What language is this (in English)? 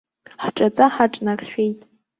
Abkhazian